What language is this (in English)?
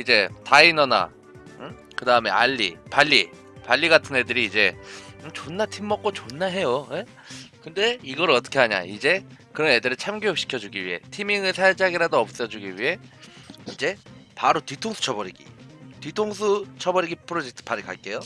Korean